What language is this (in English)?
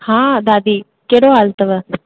Sindhi